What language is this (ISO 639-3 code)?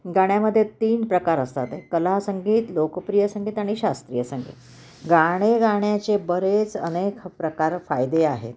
mar